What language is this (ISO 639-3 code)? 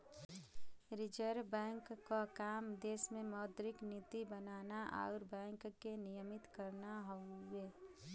bho